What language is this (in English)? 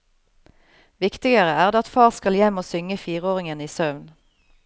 Norwegian